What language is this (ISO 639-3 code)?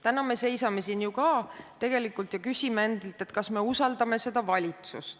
est